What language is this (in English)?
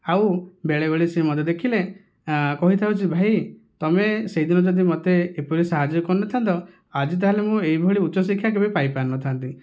Odia